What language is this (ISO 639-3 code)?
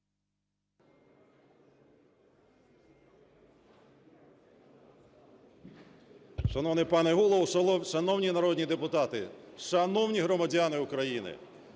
ukr